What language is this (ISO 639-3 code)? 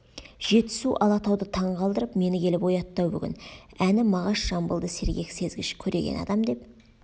kaz